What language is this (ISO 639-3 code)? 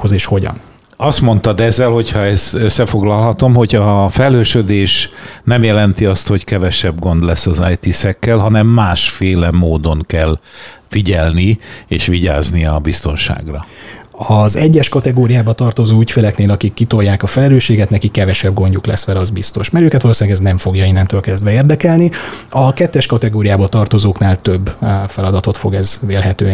hun